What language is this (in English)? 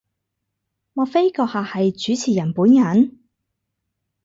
Cantonese